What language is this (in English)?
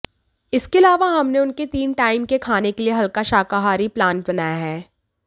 Hindi